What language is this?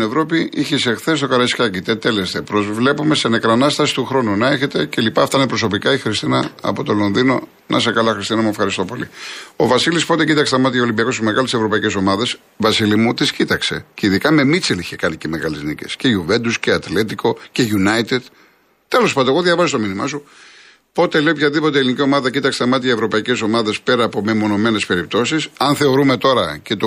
Greek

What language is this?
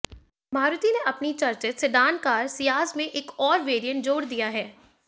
Hindi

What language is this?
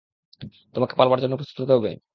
Bangla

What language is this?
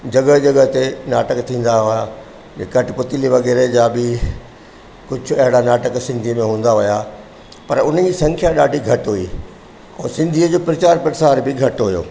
Sindhi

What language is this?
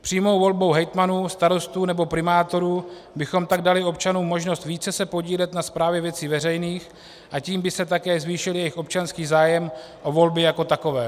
Czech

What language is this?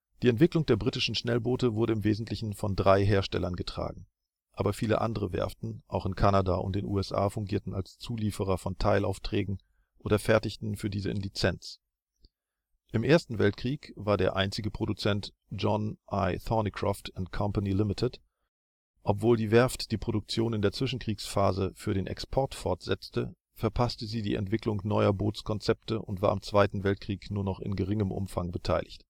German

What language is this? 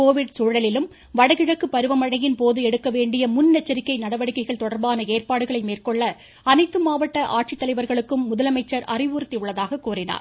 Tamil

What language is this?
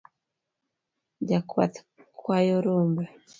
Luo (Kenya and Tanzania)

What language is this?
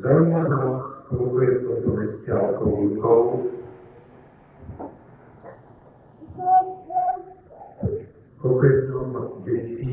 Slovak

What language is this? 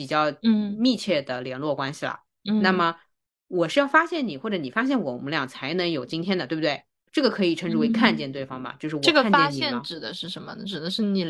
Chinese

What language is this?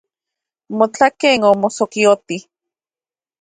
Central Puebla Nahuatl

